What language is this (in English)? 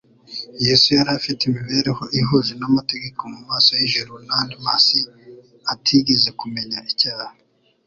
Kinyarwanda